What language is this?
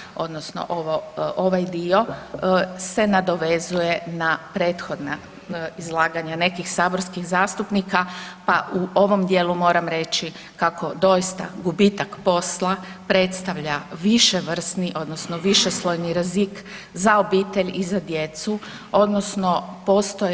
Croatian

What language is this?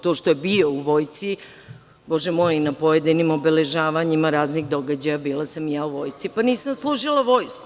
Serbian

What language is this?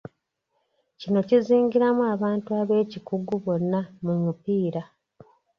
Ganda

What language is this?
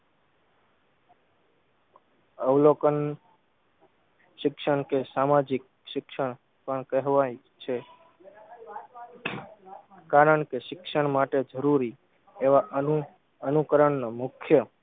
Gujarati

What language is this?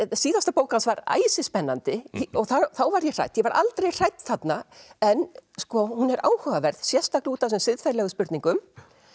Icelandic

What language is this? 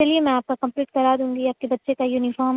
Urdu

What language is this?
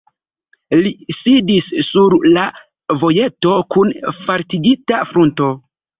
Esperanto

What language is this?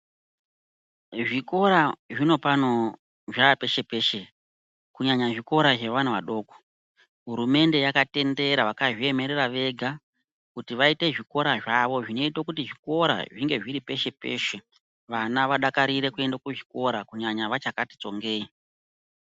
Ndau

